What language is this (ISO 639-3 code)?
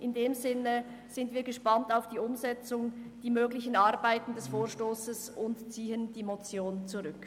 gsw